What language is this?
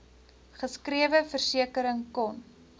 Afrikaans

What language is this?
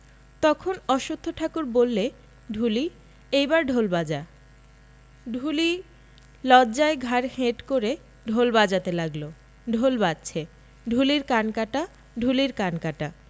Bangla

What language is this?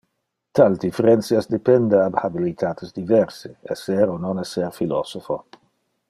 Interlingua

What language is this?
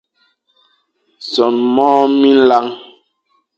Fang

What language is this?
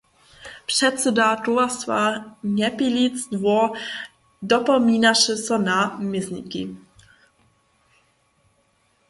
Upper Sorbian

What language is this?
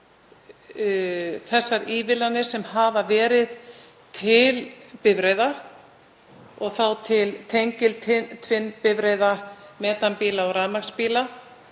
Icelandic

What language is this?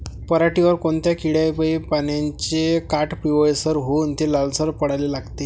Marathi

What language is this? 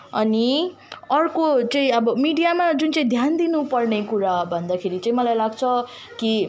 Nepali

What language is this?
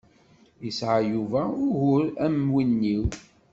Kabyle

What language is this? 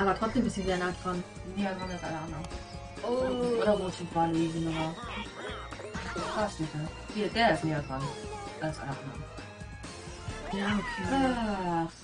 German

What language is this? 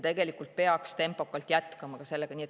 Estonian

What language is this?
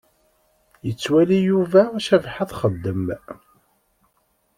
Kabyle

